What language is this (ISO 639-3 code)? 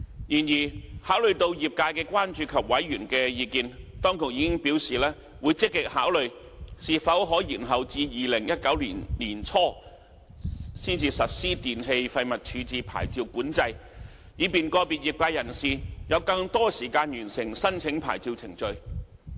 yue